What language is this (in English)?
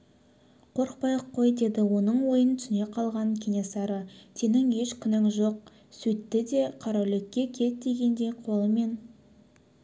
Kazakh